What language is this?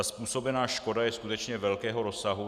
Czech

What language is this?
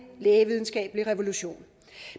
Danish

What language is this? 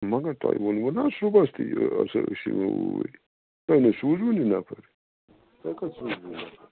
Kashmiri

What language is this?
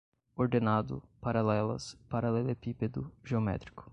Portuguese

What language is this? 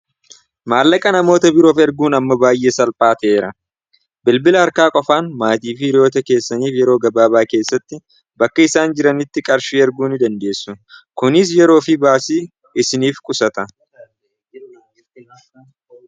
Oromo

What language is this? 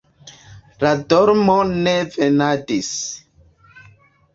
Esperanto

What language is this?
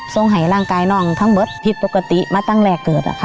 Thai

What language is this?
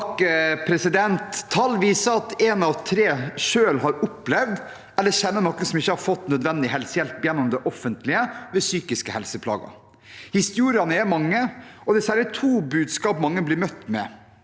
Norwegian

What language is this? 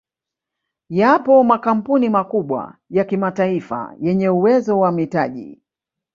Swahili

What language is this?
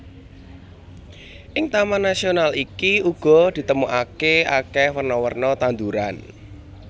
Javanese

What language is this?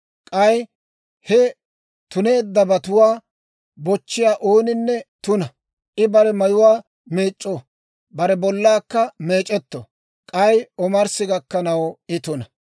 Dawro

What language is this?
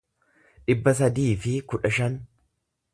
Oromo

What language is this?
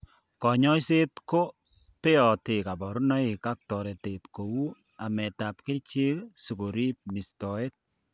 Kalenjin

